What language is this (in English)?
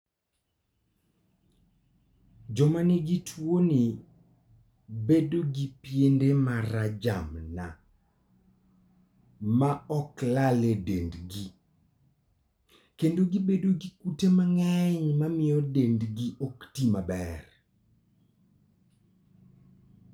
Luo (Kenya and Tanzania)